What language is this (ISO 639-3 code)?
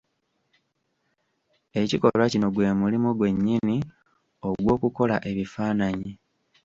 lug